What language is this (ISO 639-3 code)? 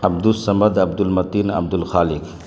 urd